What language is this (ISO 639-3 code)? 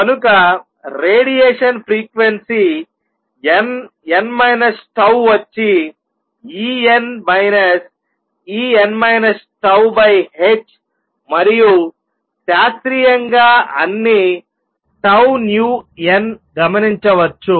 tel